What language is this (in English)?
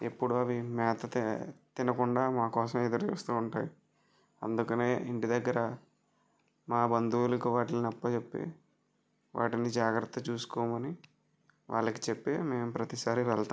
Telugu